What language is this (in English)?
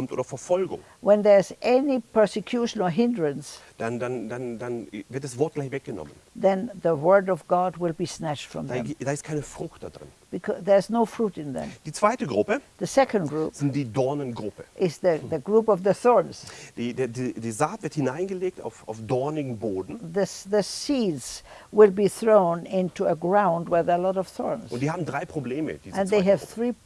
German